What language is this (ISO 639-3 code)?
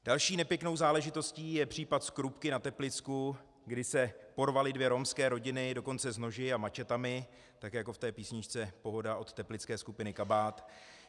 ces